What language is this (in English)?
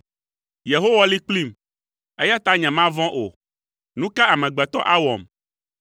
Ewe